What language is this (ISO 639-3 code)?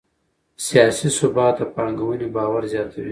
pus